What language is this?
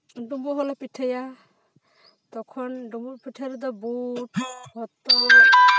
Santali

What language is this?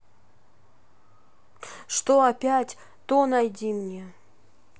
Russian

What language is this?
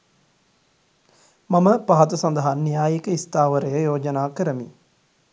Sinhala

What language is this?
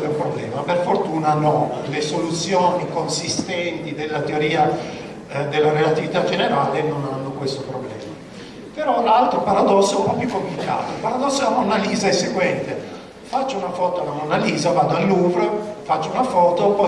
Italian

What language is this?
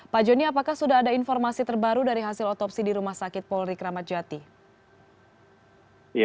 Indonesian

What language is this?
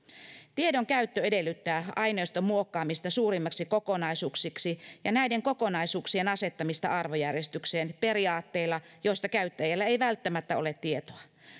Finnish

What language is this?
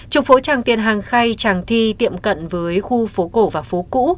Vietnamese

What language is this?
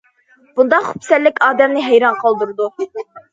Uyghur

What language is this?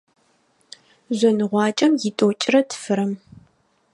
Adyghe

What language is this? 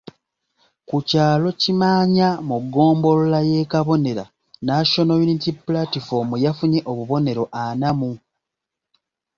Ganda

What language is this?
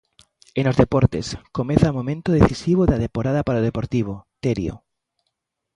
Galician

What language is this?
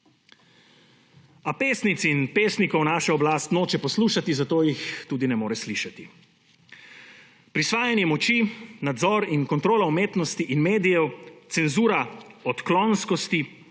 Slovenian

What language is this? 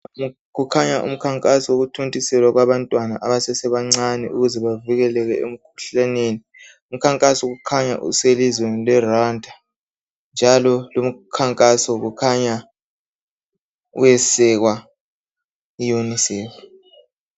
North Ndebele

